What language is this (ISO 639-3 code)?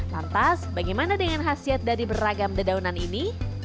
ind